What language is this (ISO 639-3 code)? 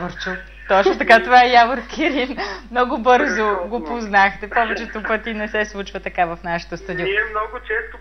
bul